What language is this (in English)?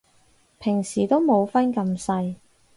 Cantonese